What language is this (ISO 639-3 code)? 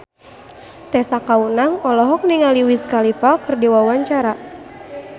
sun